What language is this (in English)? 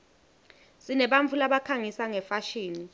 Swati